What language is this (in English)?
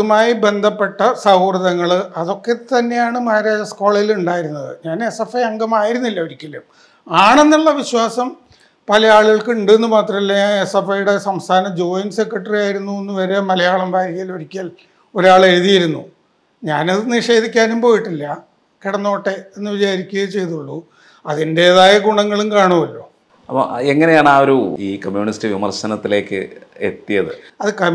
Malayalam